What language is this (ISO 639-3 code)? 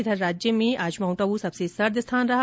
hin